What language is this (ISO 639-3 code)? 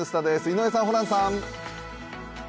jpn